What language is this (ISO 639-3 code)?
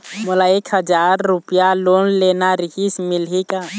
hne